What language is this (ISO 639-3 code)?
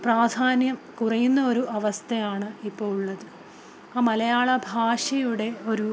mal